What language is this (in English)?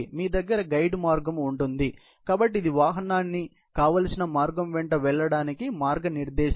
Telugu